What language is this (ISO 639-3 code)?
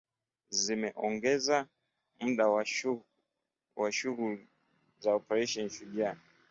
swa